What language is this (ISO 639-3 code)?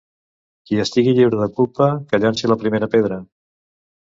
cat